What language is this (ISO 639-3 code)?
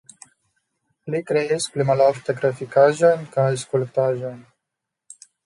epo